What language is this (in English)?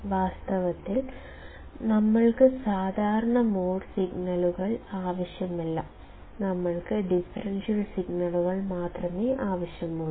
Malayalam